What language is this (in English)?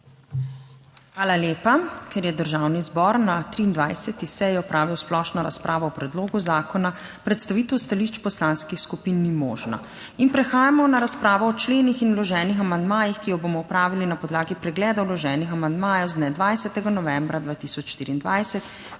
Slovenian